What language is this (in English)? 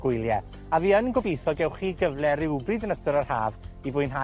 Welsh